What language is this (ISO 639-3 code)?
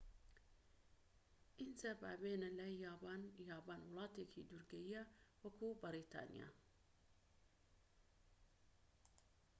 ckb